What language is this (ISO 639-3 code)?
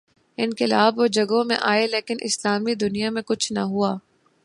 urd